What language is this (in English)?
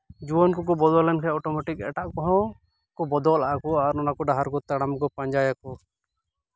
Santali